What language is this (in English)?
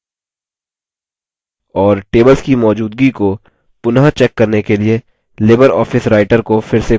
Hindi